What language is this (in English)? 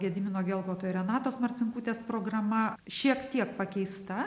Lithuanian